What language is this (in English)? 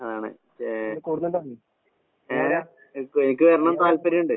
Malayalam